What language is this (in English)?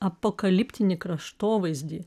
Lithuanian